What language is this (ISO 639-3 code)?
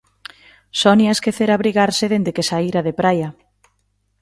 glg